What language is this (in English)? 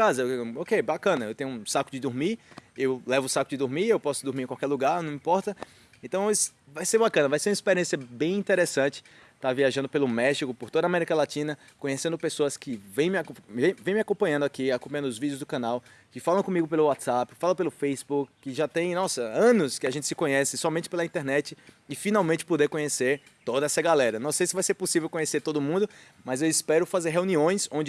Portuguese